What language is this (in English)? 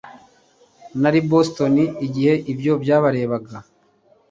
Kinyarwanda